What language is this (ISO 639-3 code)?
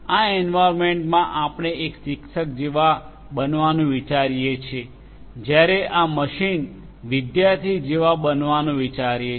guj